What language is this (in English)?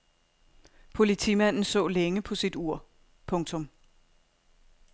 Danish